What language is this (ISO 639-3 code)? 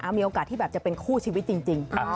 tha